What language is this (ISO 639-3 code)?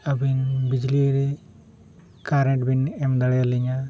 sat